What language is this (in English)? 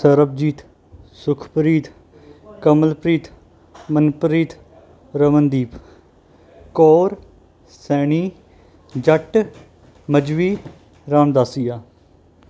Punjabi